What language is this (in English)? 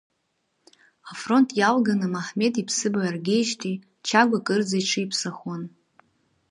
Abkhazian